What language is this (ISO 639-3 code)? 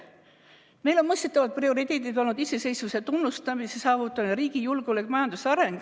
est